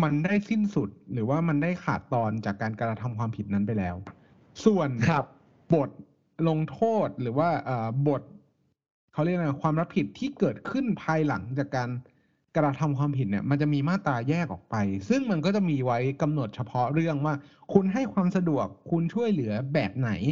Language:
Thai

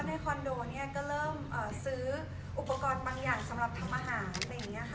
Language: Thai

